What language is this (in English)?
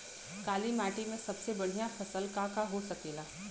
Bhojpuri